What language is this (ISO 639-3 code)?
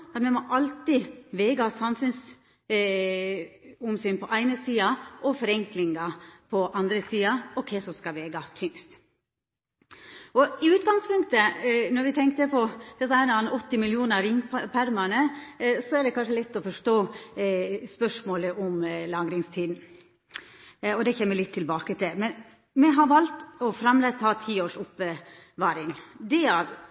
nno